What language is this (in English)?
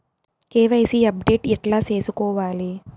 Telugu